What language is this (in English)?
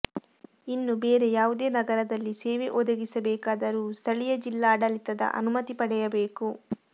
Kannada